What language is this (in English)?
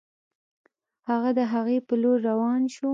Pashto